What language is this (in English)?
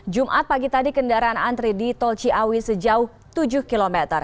Indonesian